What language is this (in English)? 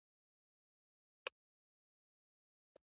Pashto